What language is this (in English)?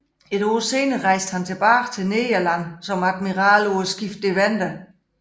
Danish